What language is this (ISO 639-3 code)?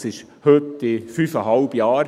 gsw